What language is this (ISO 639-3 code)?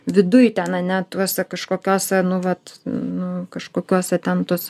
lit